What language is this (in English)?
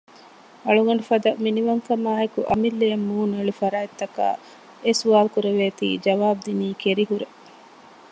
Divehi